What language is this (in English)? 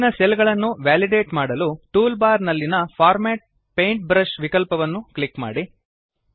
Kannada